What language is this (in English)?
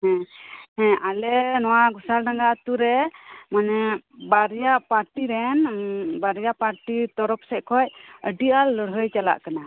Santali